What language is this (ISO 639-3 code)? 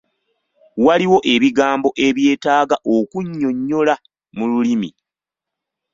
lug